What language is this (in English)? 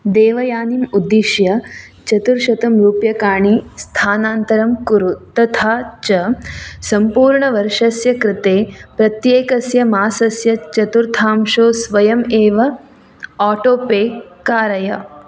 Sanskrit